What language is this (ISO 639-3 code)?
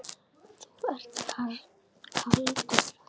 isl